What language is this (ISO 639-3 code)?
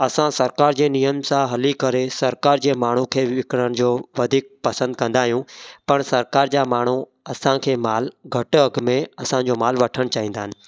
snd